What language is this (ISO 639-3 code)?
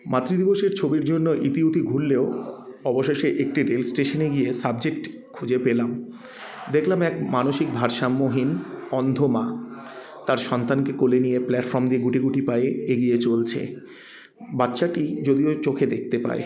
ben